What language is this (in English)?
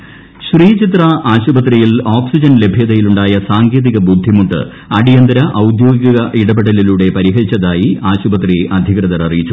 Malayalam